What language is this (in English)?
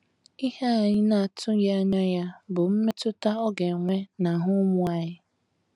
Igbo